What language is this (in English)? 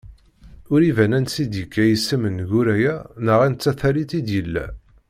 Kabyle